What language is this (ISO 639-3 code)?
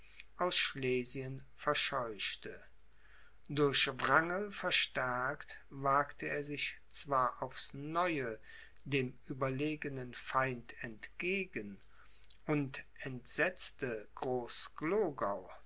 deu